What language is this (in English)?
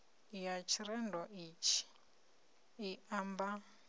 Venda